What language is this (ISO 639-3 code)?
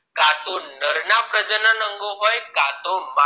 guj